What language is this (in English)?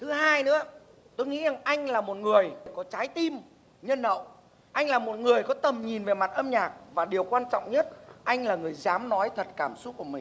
Vietnamese